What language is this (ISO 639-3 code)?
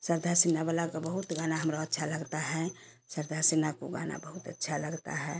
hin